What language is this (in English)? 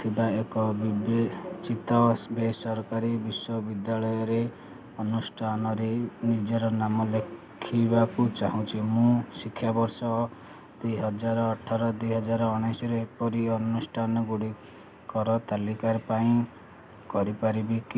Odia